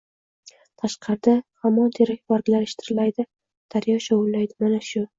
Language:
Uzbek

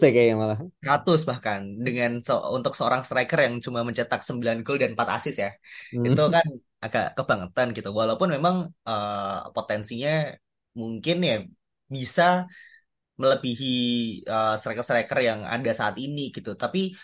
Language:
Indonesian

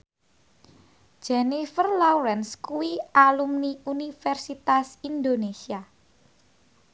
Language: Javanese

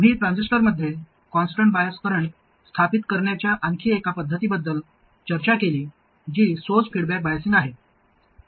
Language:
Marathi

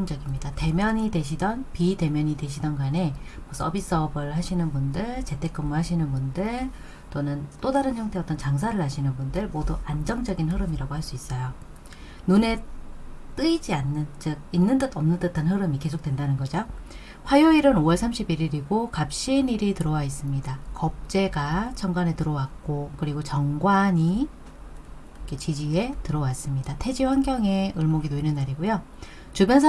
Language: Korean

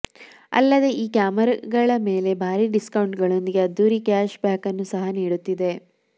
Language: Kannada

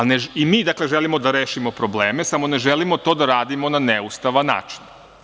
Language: Serbian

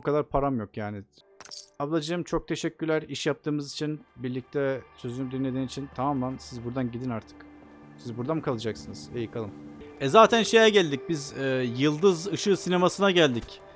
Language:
Turkish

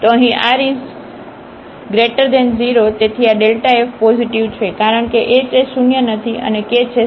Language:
Gujarati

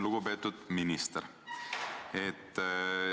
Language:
Estonian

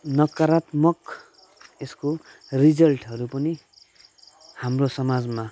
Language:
Nepali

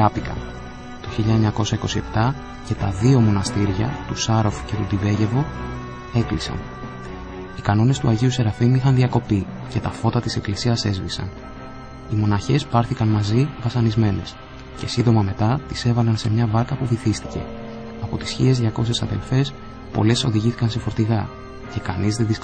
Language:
Greek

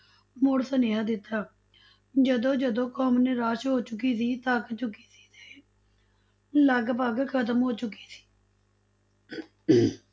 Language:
Punjabi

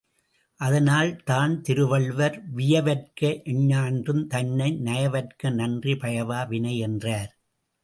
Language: Tamil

